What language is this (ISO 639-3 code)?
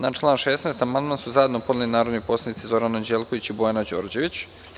srp